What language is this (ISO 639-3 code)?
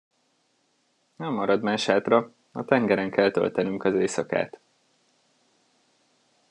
hun